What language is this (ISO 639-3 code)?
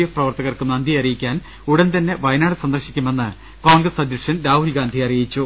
mal